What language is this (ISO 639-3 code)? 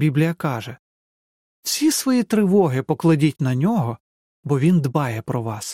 ukr